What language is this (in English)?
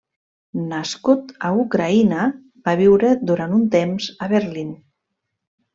Catalan